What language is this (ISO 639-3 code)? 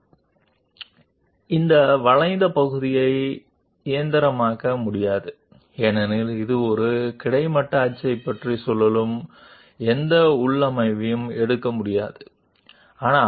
tel